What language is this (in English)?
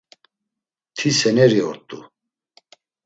Laz